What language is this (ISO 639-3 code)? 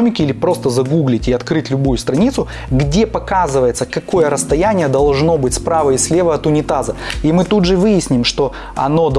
rus